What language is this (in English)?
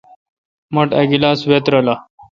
Kalkoti